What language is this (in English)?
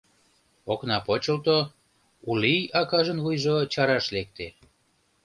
Mari